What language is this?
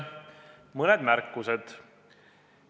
Estonian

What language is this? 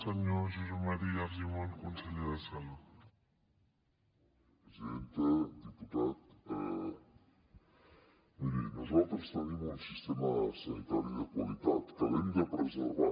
Catalan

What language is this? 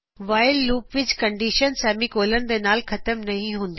Punjabi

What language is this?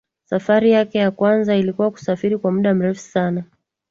Swahili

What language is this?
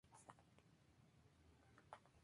Spanish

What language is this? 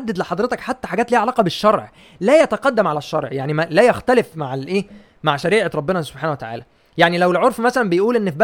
Arabic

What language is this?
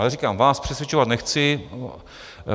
Czech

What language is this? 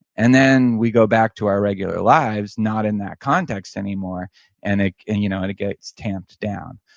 English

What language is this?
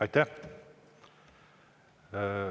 Estonian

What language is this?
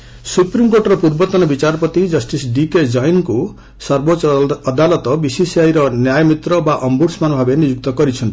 Odia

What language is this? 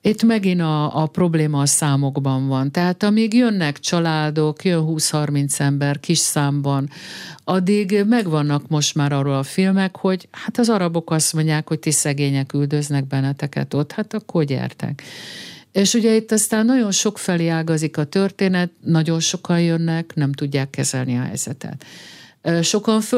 Hungarian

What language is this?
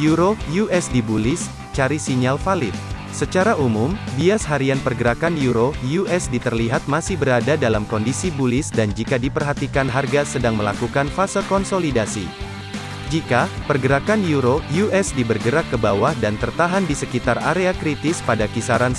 Indonesian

